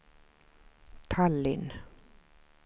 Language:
Swedish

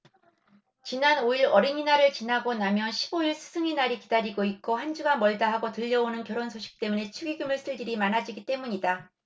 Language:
Korean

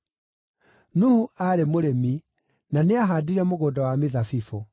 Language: Kikuyu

